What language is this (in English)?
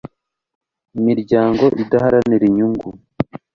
Kinyarwanda